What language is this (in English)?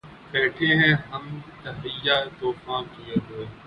Urdu